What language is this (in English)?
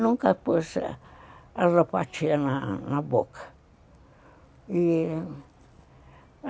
Portuguese